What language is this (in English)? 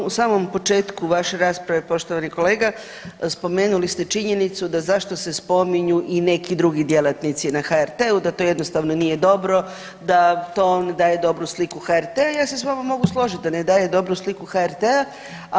Croatian